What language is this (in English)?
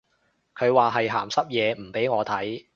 Cantonese